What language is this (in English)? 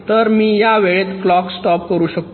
Marathi